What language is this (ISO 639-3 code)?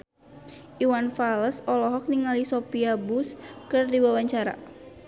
sun